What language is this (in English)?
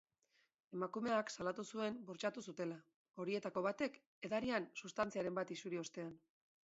Basque